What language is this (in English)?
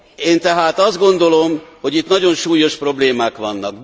Hungarian